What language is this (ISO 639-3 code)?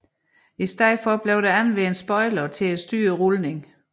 dan